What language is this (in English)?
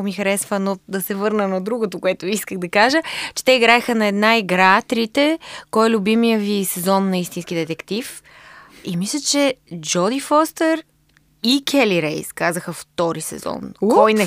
Bulgarian